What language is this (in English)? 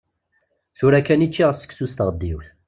Kabyle